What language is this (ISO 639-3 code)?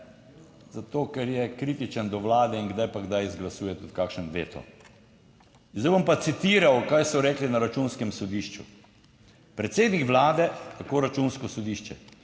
slv